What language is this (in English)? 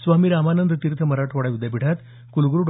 Marathi